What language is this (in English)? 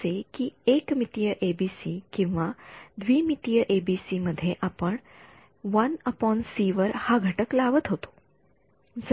Marathi